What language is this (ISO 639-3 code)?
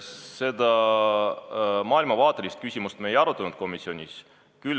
est